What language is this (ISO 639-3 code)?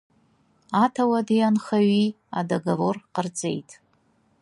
abk